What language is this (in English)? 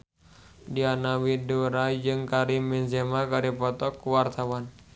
Sundanese